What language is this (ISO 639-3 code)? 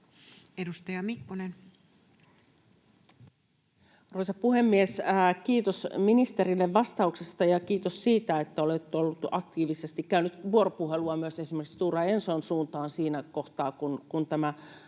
fin